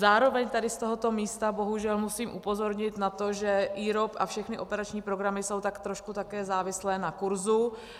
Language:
Czech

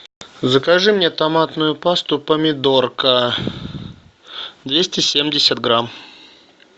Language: Russian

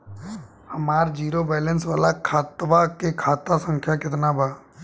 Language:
Bhojpuri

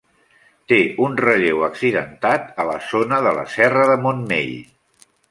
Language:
Catalan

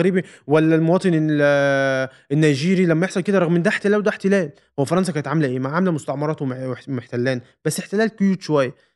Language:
Arabic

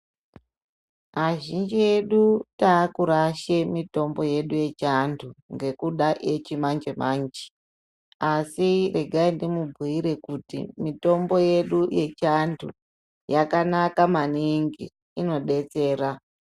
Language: Ndau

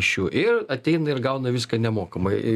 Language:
Lithuanian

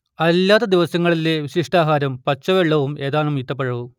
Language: Malayalam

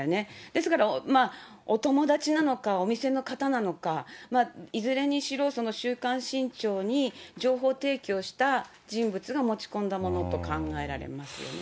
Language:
Japanese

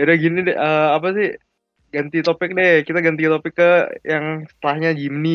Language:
Indonesian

